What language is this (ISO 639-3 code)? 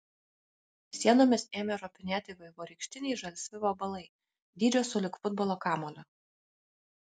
lit